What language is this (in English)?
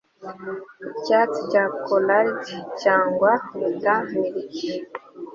Kinyarwanda